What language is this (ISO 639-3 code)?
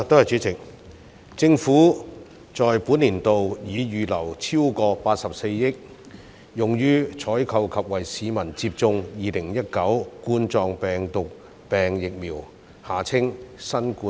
yue